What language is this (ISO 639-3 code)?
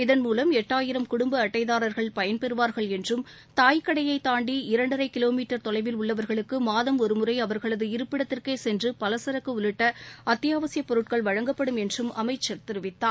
tam